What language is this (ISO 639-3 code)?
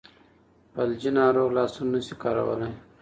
pus